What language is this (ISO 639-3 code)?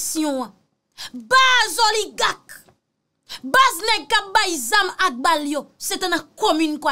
fra